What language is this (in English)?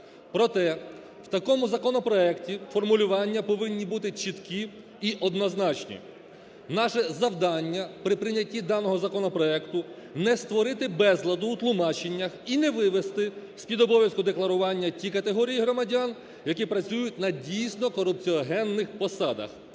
Ukrainian